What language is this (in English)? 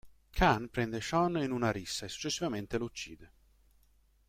Italian